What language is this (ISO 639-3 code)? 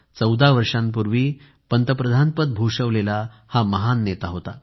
mar